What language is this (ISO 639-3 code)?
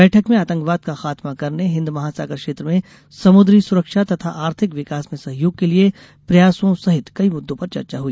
hin